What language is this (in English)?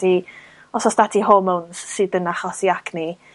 Welsh